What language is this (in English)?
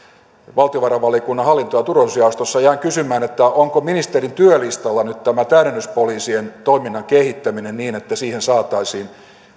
Finnish